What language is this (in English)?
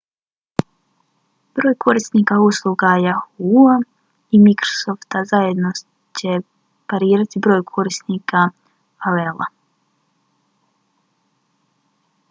Bosnian